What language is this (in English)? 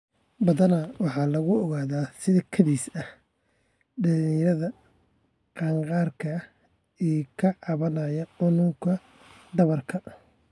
Somali